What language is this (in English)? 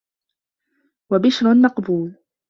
Arabic